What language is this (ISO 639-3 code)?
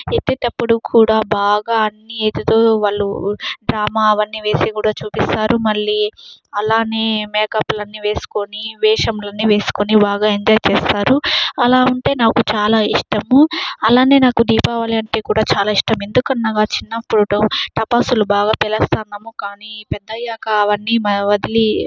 tel